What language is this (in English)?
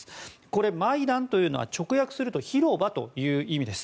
Japanese